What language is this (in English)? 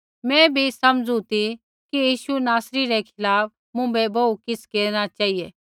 Kullu Pahari